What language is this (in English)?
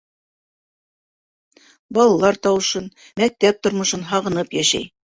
Bashkir